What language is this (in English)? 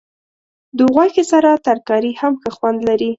Pashto